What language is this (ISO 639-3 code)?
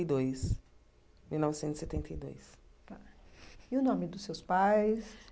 por